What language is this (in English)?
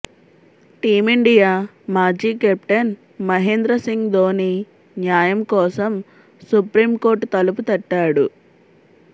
Telugu